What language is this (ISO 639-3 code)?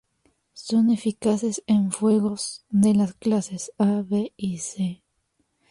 spa